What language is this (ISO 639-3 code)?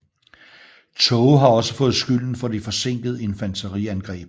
dan